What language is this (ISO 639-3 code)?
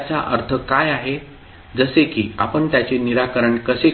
mar